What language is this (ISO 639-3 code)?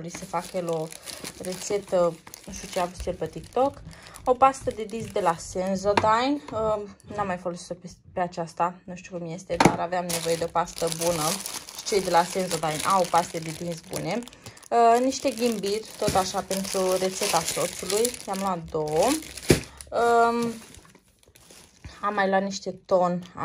ron